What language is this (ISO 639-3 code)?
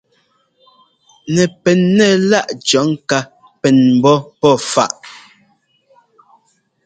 jgo